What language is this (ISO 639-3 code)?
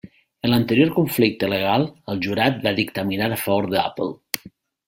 cat